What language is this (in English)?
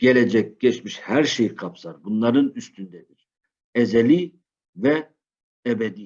Turkish